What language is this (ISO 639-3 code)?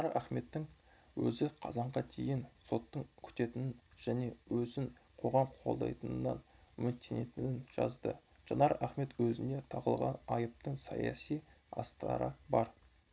kaz